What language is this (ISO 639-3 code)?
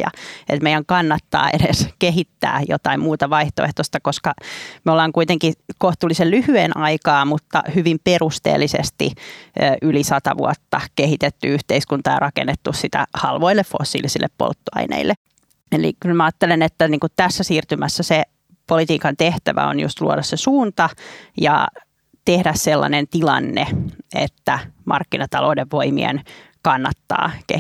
fin